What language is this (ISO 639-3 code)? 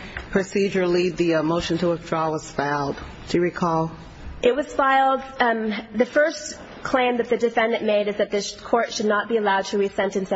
eng